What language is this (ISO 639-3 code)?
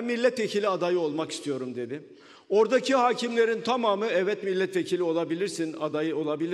tur